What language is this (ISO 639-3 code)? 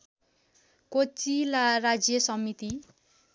nep